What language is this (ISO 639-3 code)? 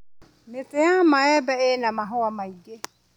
kik